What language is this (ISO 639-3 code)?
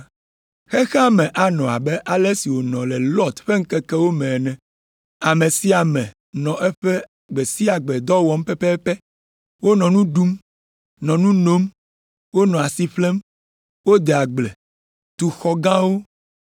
ewe